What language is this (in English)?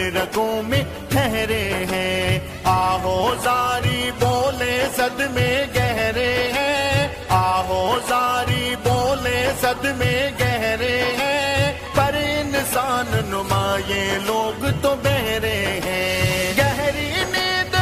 Urdu